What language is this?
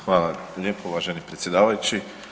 Croatian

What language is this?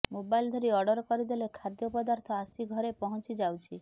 Odia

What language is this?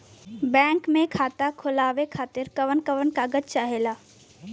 Bhojpuri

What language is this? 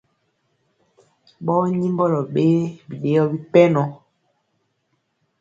Mpiemo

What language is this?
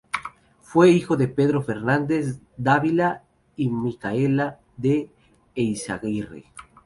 Spanish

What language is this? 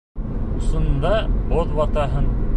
Bashkir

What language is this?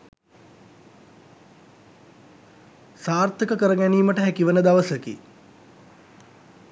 Sinhala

